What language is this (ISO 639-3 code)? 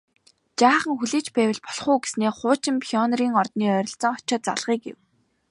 mon